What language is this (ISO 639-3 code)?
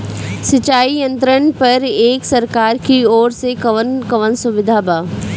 bho